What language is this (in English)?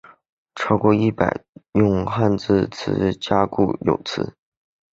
Chinese